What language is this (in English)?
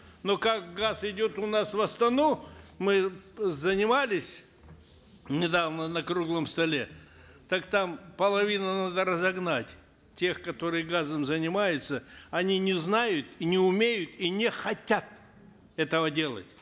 Kazakh